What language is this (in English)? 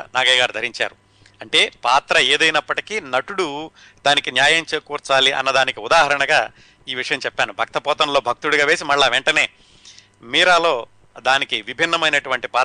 Telugu